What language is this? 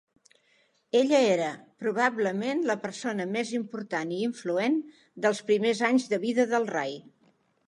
Catalan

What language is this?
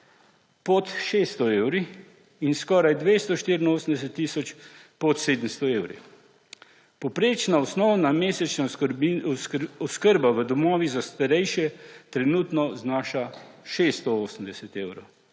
Slovenian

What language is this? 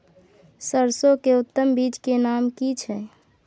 Maithili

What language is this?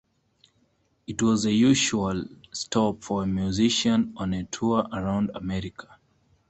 English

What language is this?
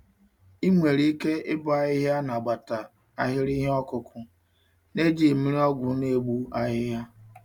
Igbo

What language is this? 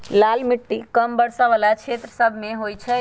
Magahi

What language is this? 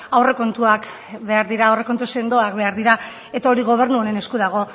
Basque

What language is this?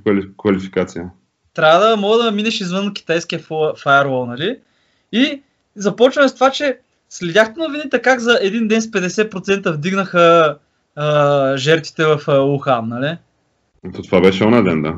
Bulgarian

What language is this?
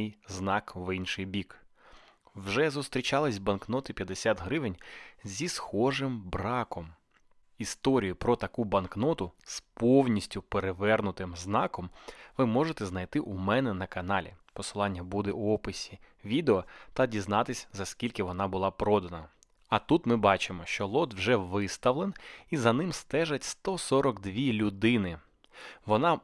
Ukrainian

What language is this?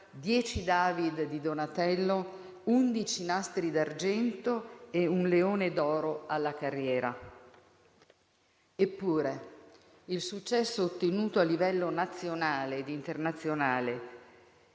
Italian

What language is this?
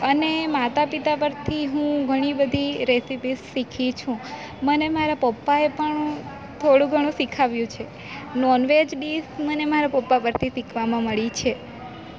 Gujarati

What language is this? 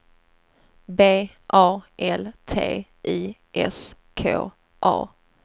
Swedish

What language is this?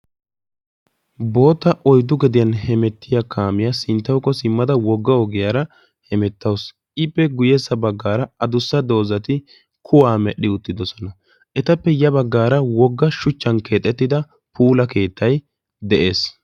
Wolaytta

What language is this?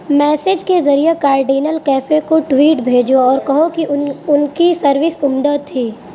Urdu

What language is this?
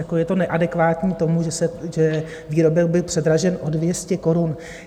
Czech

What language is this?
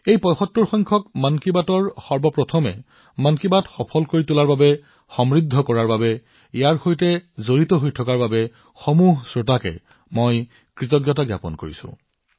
Assamese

